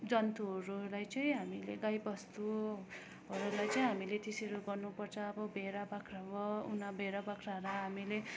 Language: Nepali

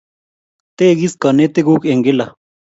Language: Kalenjin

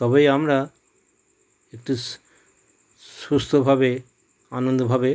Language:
Bangla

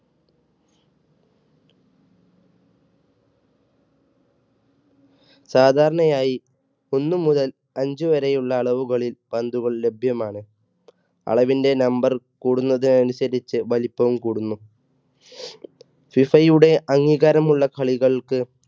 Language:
Malayalam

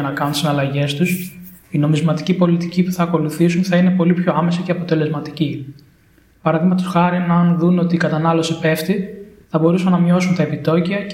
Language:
Greek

